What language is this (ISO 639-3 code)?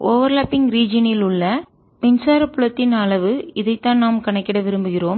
tam